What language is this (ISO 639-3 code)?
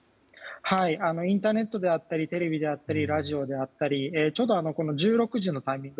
jpn